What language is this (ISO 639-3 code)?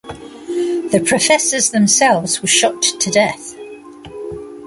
eng